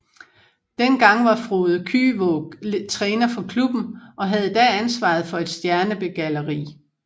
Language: Danish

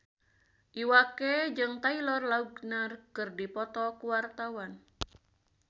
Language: Sundanese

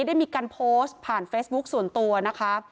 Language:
Thai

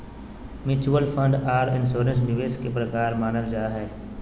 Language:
Magahi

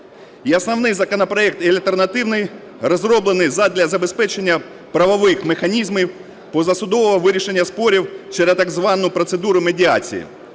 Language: Ukrainian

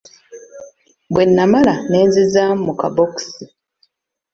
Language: Ganda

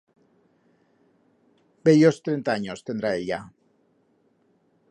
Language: Aragonese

